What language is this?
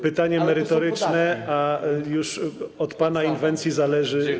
Polish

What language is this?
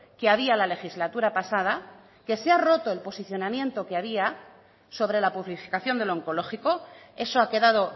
Spanish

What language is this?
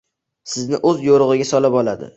Uzbek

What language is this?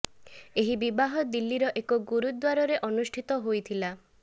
Odia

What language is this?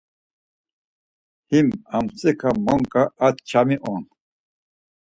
Laz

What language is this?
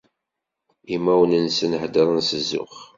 Kabyle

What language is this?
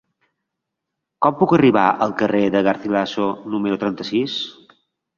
Catalan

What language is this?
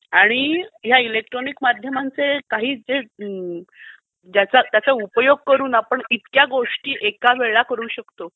Marathi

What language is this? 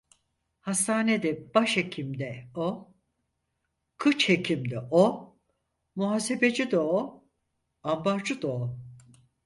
Turkish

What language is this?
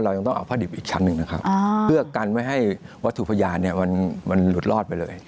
Thai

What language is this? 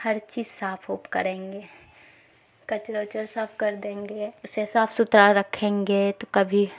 Urdu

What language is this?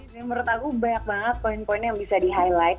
Indonesian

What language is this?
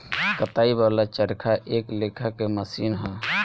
Bhojpuri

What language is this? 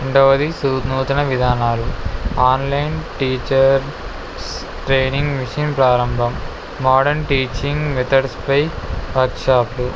Telugu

